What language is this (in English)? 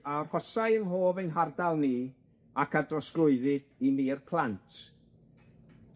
Welsh